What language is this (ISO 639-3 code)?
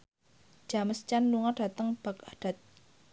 jav